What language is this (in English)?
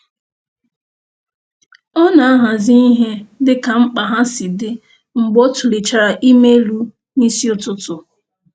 Igbo